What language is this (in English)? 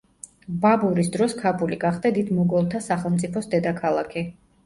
Georgian